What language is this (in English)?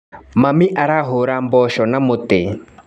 Kikuyu